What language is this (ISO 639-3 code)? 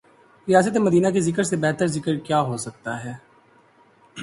urd